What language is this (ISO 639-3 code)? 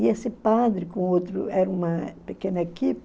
por